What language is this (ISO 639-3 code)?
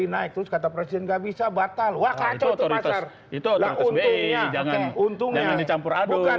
ind